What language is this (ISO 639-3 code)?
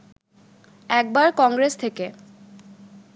ben